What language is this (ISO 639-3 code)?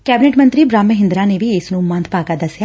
pan